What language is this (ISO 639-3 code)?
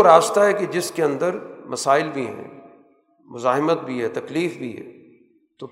urd